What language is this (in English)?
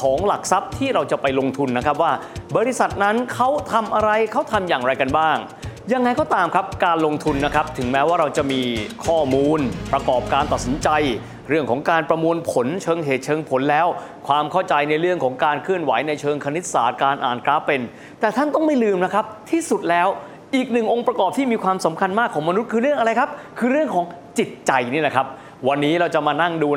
Thai